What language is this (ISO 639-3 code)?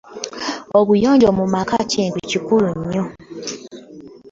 lug